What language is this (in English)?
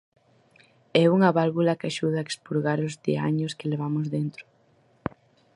Galician